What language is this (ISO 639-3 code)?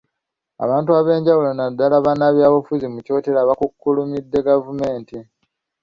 lug